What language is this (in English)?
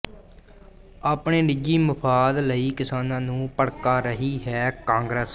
Punjabi